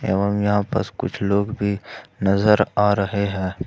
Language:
Hindi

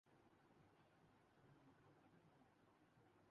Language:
Urdu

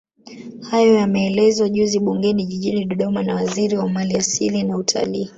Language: Swahili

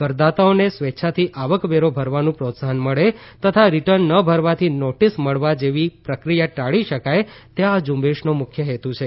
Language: Gujarati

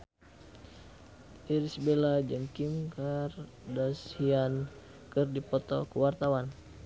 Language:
Sundanese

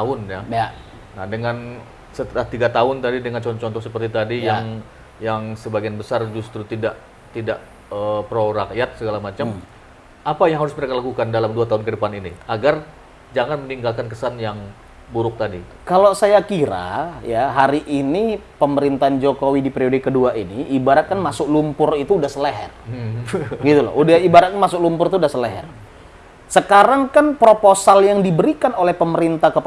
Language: Indonesian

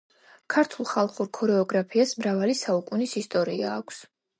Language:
Georgian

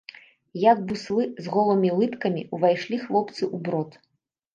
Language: Belarusian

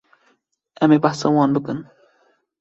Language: Kurdish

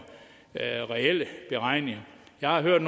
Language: Danish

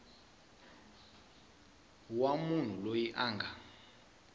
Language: Tsonga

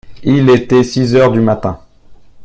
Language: French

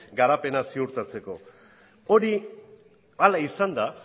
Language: Basque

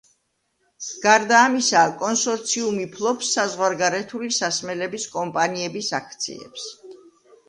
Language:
Georgian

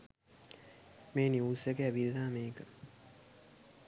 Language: Sinhala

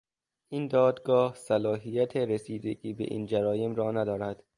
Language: Persian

